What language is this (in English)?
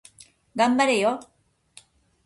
Japanese